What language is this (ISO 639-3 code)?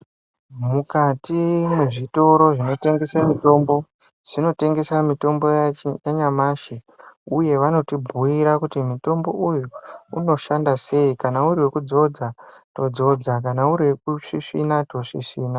ndc